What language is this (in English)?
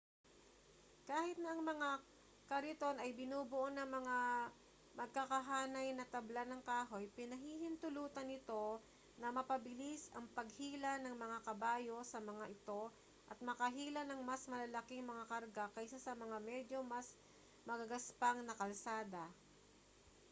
Filipino